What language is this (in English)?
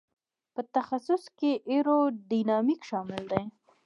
Pashto